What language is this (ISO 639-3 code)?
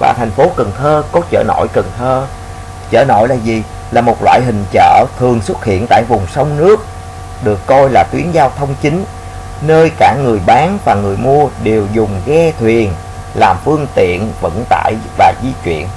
vie